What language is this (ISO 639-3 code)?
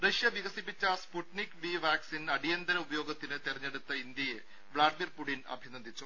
mal